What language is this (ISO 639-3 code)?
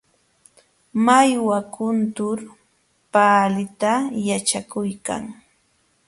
qxw